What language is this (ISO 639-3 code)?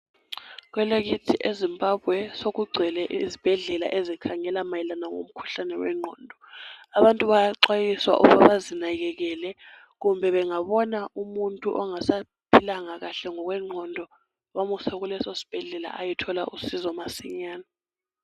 nde